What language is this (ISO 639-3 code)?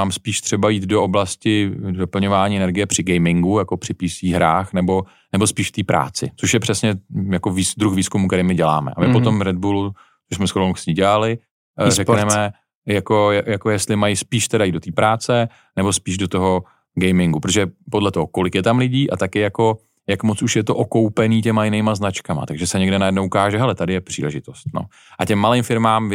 ces